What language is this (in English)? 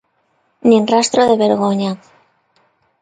Galician